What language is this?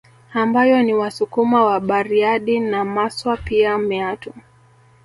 Swahili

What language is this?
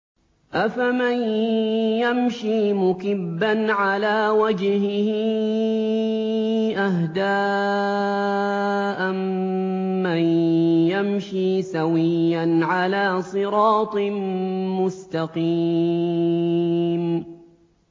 Arabic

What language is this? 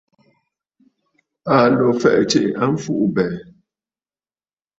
Bafut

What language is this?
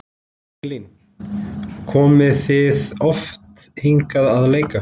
Icelandic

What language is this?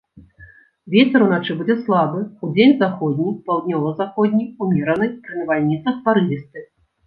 Belarusian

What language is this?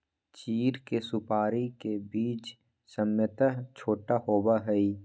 Magahi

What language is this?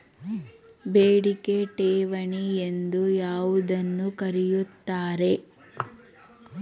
Kannada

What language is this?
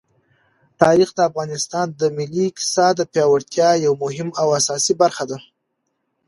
Pashto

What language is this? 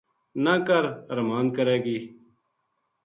Gujari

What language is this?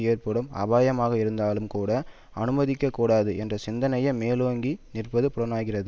Tamil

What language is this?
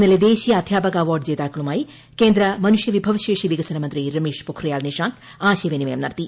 Malayalam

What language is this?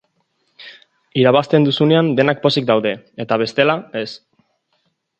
Basque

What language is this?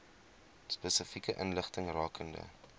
Afrikaans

